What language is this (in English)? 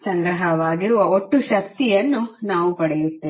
Kannada